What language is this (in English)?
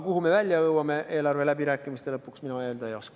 Estonian